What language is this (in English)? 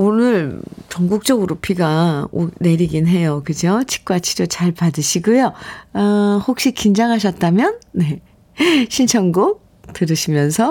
Korean